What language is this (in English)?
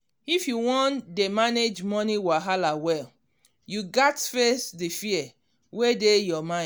Nigerian Pidgin